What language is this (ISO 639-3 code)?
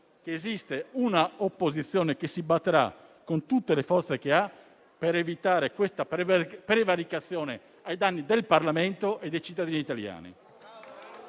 ita